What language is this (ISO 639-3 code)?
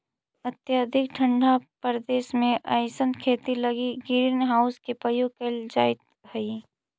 mag